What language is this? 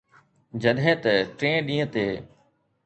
Sindhi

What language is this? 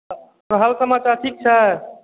Maithili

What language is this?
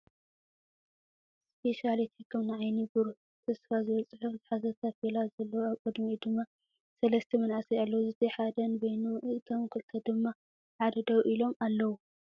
Tigrinya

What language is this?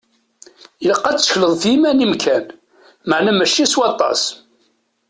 Kabyle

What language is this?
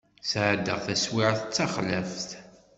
Kabyle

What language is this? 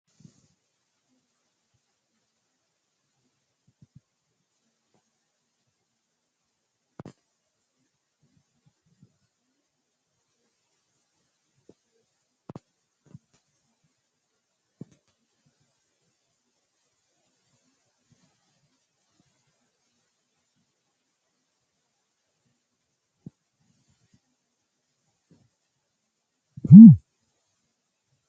Sidamo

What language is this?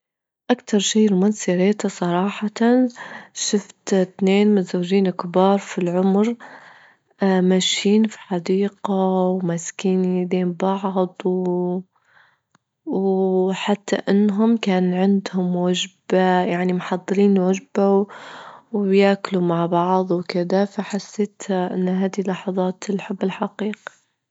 Libyan Arabic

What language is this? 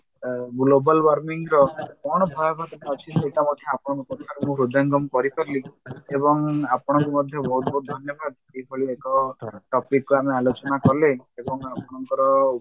Odia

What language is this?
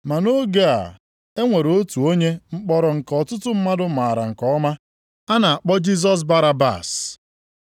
Igbo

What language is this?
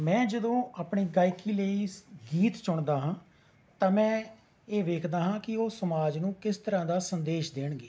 Punjabi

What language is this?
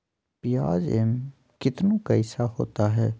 Magahi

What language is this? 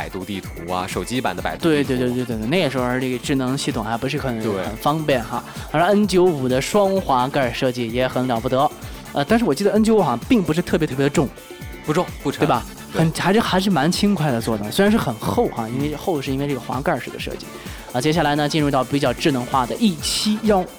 Chinese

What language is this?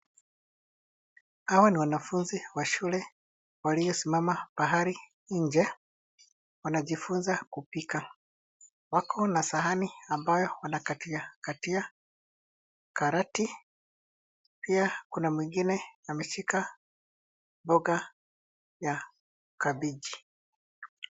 Swahili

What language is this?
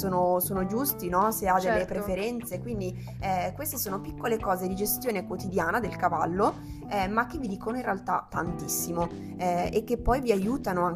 Italian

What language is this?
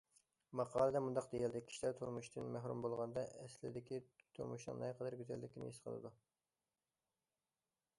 Uyghur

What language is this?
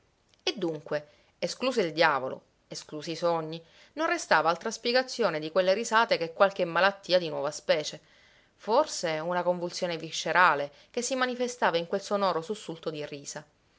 Italian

